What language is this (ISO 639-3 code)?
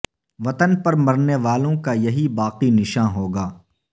urd